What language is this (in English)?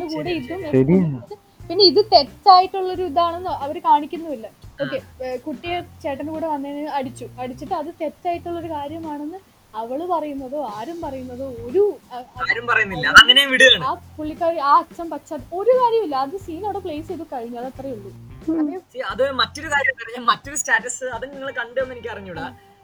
Malayalam